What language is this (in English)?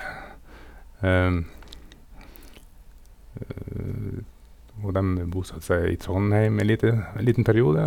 Norwegian